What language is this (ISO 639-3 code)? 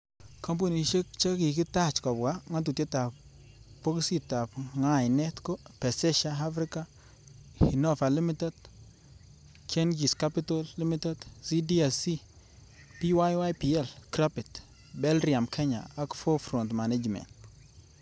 kln